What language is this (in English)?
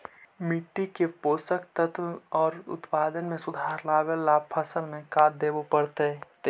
Magahi